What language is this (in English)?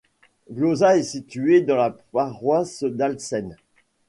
French